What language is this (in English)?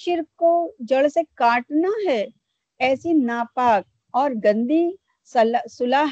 Urdu